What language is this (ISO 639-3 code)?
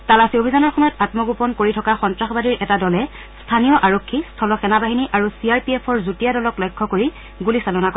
asm